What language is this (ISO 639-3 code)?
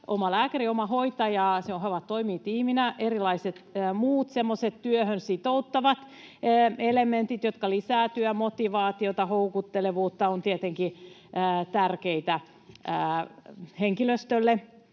fin